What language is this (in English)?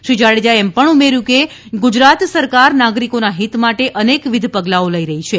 Gujarati